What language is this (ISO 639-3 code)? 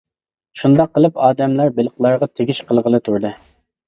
uig